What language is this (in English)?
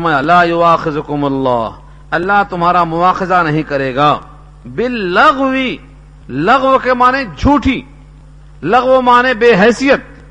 Urdu